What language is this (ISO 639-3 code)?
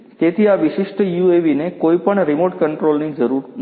guj